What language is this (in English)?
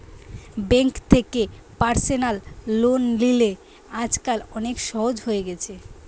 Bangla